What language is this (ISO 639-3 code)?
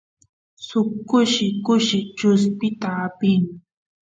qus